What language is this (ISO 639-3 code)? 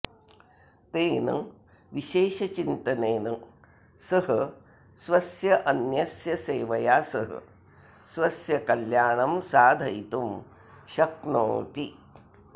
san